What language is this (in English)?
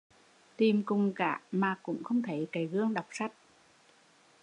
Vietnamese